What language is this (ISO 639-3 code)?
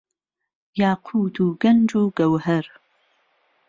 ckb